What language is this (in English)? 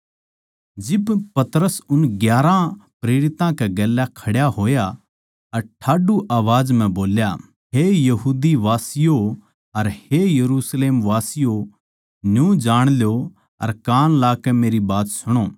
Haryanvi